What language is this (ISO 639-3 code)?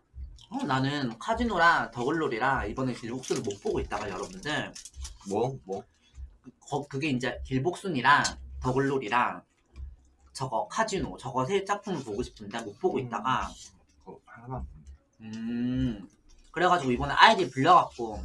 kor